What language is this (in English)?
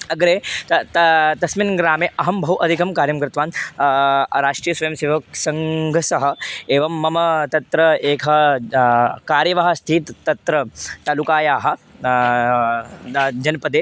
Sanskrit